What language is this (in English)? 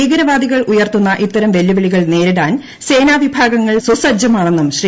Malayalam